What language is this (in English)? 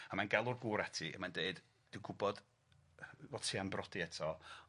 Welsh